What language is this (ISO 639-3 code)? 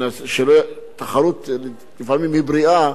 heb